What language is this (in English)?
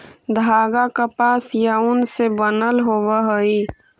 Magahi